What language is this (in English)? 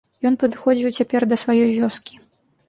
Belarusian